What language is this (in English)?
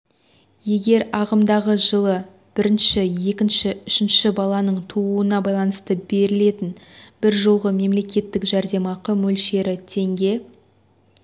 Kazakh